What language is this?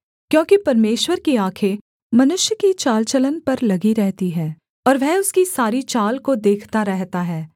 Hindi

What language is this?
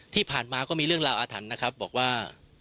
Thai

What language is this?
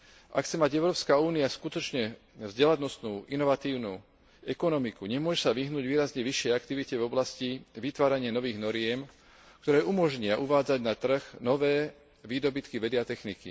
Slovak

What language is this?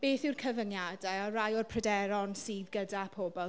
Welsh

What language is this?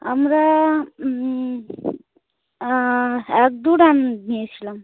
Bangla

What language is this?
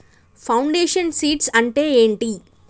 Telugu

